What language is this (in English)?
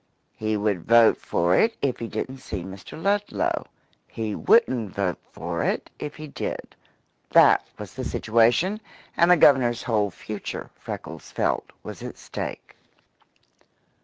English